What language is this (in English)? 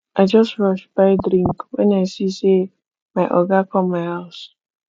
Nigerian Pidgin